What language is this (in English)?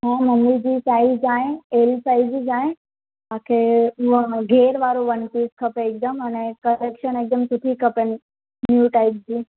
Sindhi